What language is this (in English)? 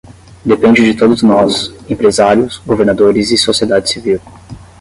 Portuguese